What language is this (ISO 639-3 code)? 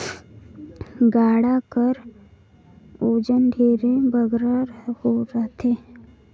hne